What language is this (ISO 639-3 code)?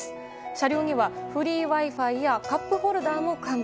jpn